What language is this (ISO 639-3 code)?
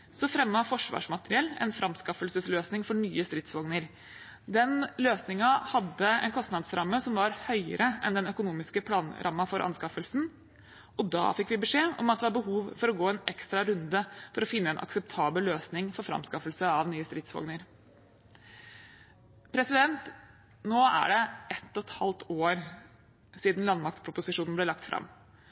nob